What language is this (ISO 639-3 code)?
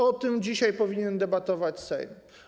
pol